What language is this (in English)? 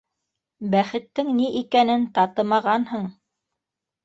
Bashkir